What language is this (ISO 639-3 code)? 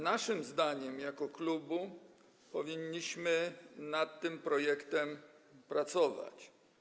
pol